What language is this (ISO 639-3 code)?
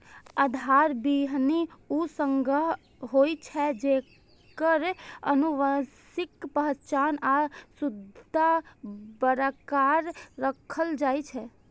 mai